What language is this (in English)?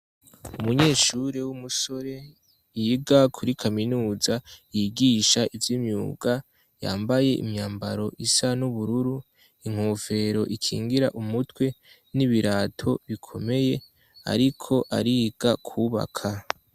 Rundi